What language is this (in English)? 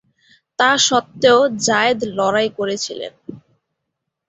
Bangla